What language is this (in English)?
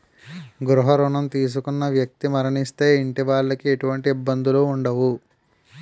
Telugu